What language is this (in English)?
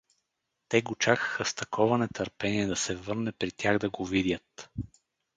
Bulgarian